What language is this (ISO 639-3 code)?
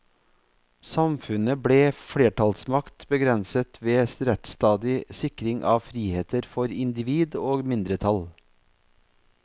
nor